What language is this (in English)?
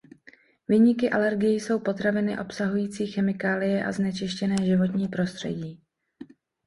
Czech